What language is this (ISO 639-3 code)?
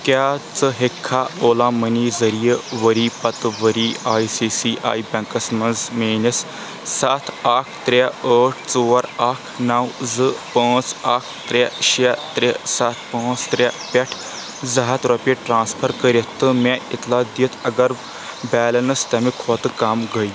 kas